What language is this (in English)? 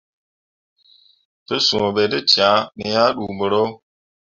Mundang